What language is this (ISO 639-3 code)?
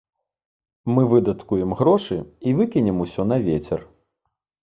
bel